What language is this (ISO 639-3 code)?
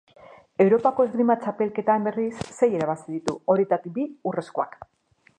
eus